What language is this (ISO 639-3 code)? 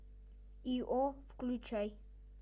rus